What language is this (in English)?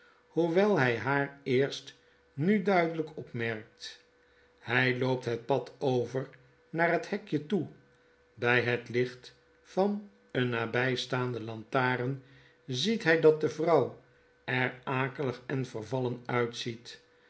Dutch